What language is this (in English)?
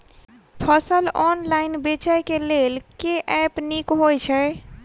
Maithili